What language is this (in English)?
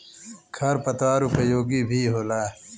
Bhojpuri